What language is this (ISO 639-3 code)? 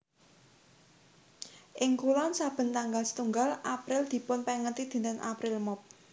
jav